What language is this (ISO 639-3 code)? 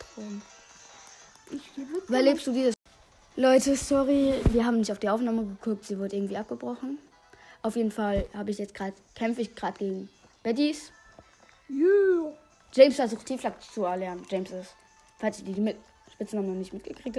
deu